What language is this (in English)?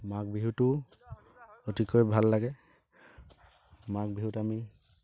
Assamese